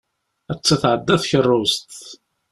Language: Kabyle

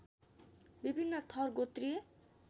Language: Nepali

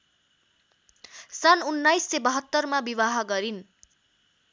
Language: Nepali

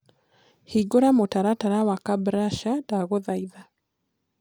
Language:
Kikuyu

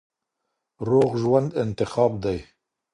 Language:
Pashto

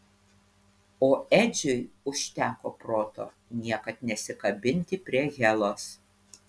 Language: Lithuanian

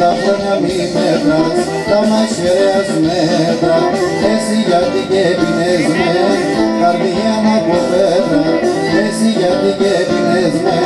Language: Greek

